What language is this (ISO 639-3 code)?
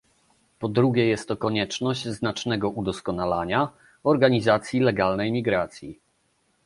pol